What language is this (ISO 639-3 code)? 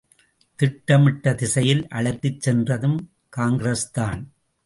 tam